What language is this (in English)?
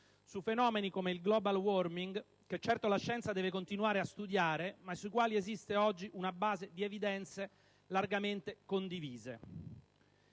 Italian